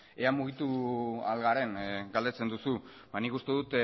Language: Basque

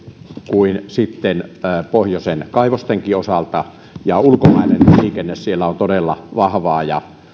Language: Finnish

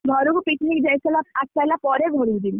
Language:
Odia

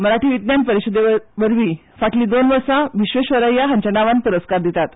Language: Konkani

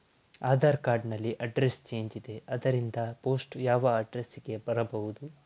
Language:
Kannada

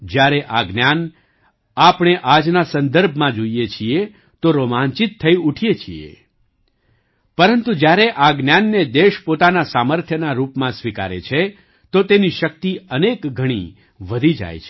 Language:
Gujarati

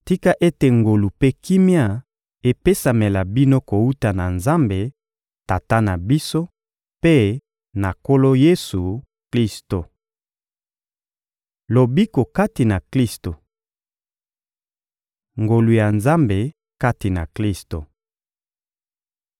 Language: Lingala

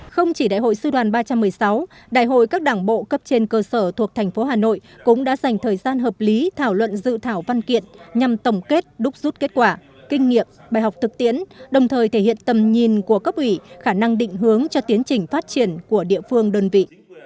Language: Vietnamese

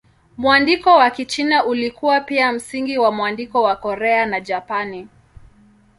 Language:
Swahili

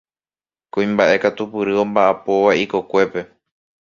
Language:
Guarani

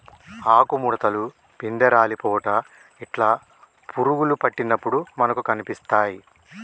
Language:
Telugu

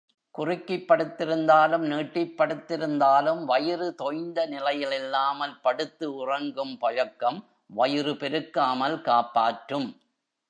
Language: Tamil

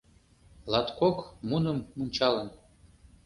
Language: Mari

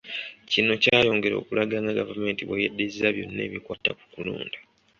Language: Ganda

